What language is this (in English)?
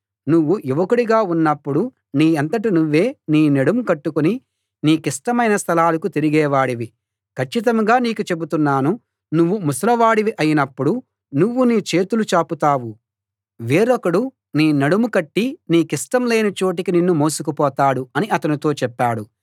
Telugu